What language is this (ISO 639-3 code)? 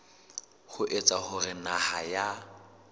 sot